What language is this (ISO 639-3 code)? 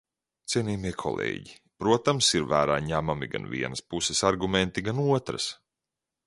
lav